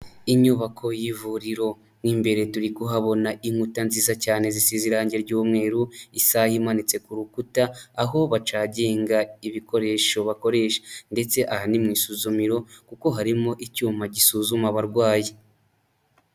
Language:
Kinyarwanda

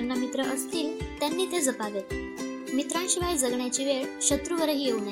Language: Marathi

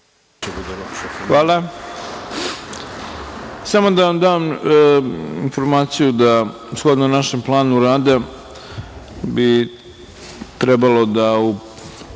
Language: Serbian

